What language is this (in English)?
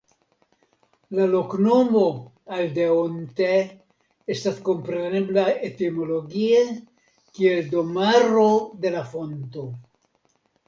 Esperanto